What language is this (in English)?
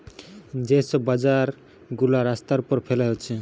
Bangla